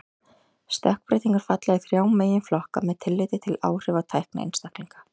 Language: Icelandic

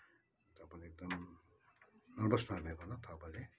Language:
Nepali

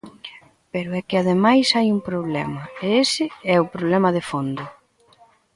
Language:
Galician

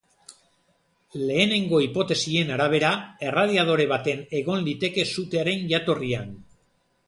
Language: Basque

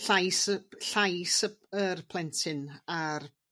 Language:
Welsh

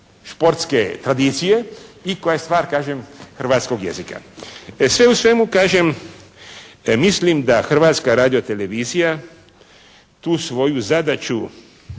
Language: Croatian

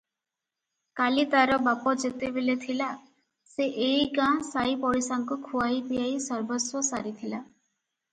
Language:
Odia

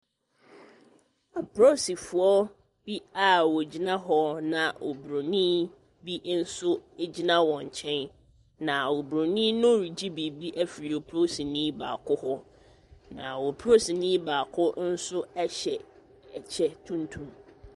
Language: Akan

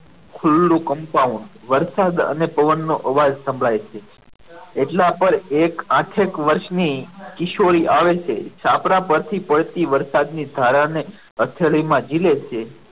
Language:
Gujarati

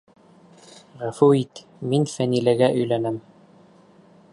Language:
Bashkir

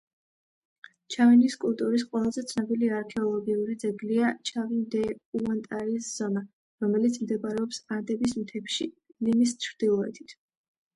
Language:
Georgian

